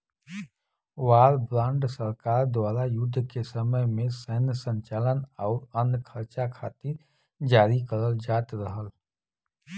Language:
Bhojpuri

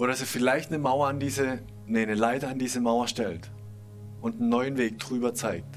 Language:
German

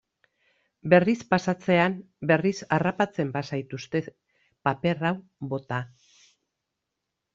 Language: Basque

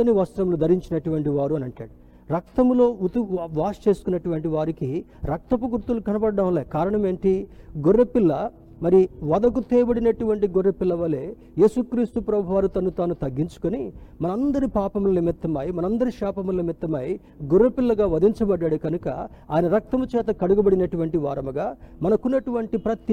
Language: Telugu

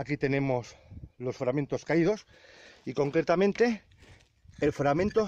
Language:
Spanish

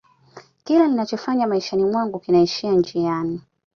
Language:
Swahili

